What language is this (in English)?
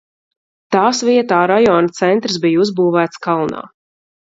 Latvian